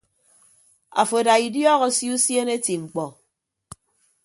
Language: Ibibio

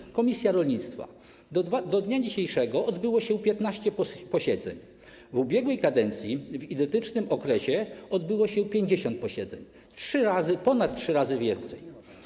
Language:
Polish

